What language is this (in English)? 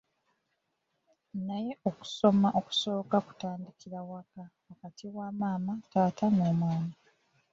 Ganda